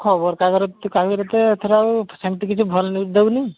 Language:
Odia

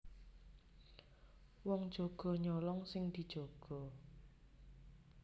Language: Javanese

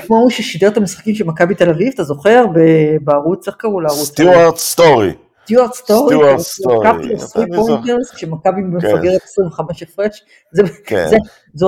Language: Hebrew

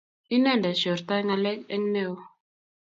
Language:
Kalenjin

